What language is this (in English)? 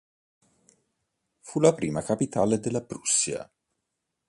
Italian